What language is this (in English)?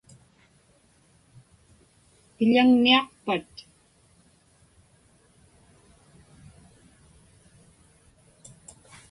Inupiaq